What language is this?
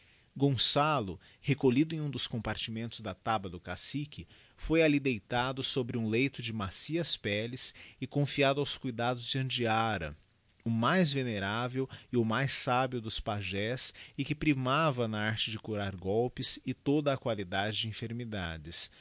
Portuguese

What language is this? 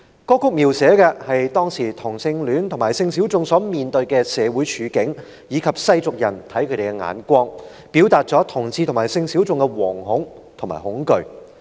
Cantonese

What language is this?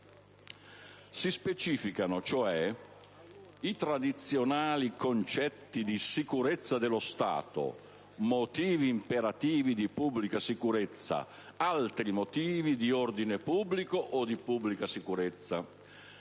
Italian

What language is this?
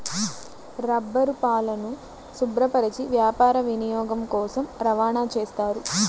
Telugu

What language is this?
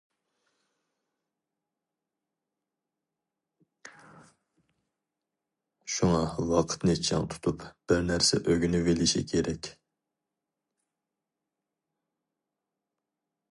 Uyghur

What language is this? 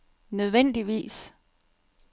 Danish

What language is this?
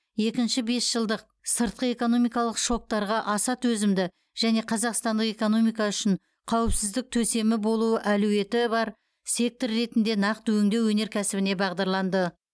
Kazakh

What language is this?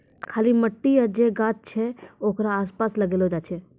Maithili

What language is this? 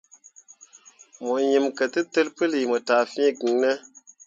Mundang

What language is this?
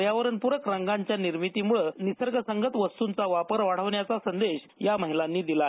Marathi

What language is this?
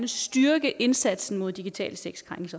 Danish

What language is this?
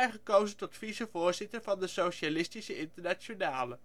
Dutch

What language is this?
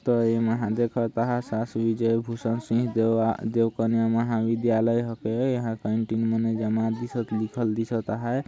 Sadri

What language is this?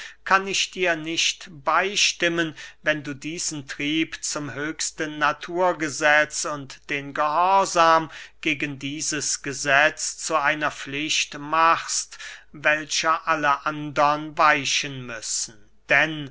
German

